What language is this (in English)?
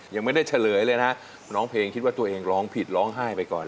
Thai